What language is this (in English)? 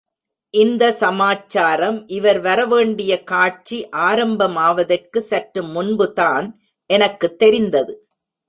Tamil